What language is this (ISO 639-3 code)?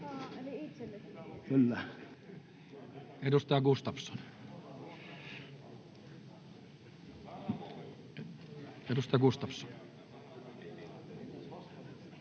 fin